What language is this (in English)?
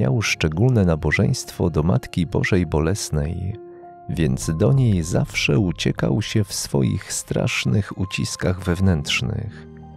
Polish